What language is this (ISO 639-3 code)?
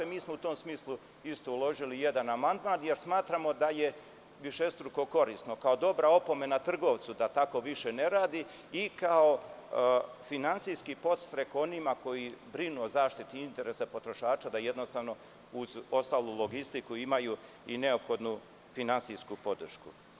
srp